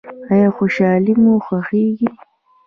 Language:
Pashto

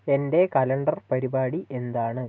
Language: Malayalam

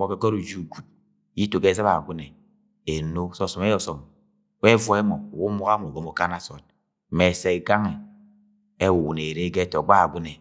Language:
Agwagwune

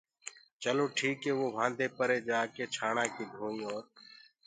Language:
Gurgula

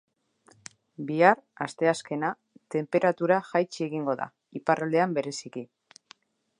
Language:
Basque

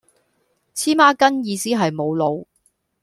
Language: Cantonese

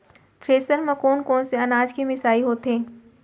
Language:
Chhattisgarhi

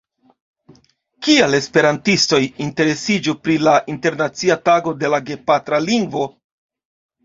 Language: Esperanto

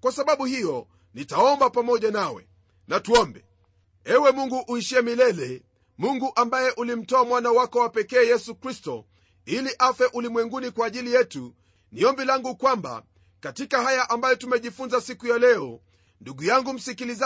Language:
Swahili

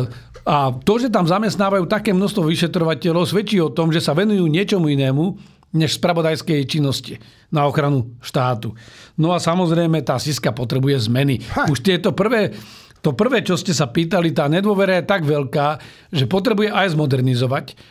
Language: Slovak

